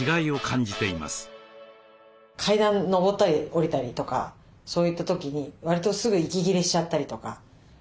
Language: Japanese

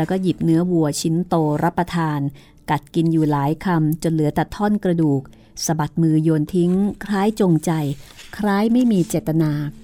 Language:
Thai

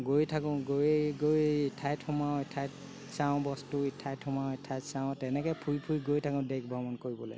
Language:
Assamese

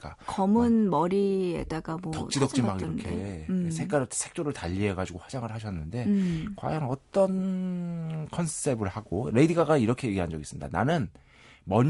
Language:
Korean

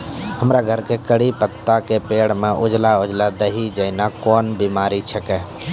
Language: Maithili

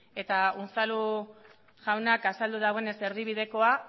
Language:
Basque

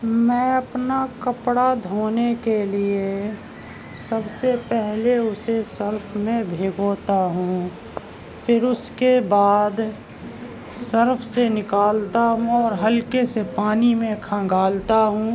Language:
Urdu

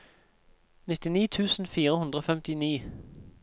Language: Norwegian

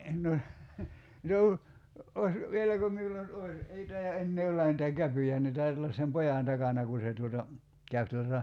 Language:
Finnish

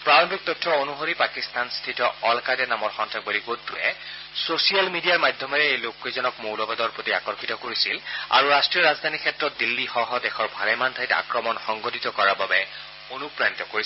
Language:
Assamese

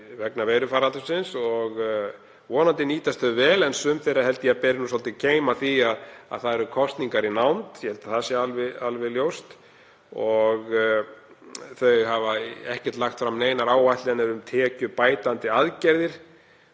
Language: Icelandic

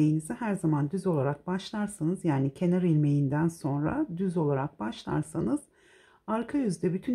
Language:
Turkish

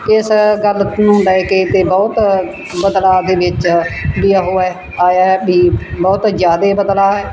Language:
Punjabi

